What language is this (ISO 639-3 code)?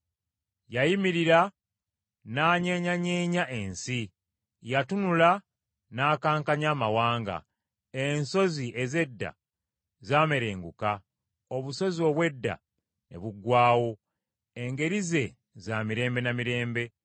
lug